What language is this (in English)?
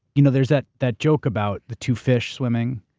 English